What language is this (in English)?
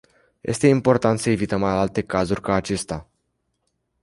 Romanian